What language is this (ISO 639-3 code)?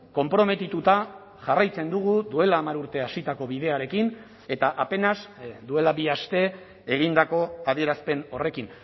eus